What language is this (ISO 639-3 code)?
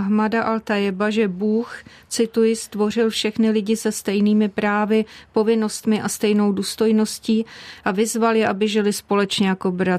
ces